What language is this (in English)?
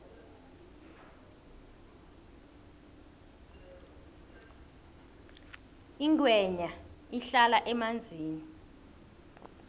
South Ndebele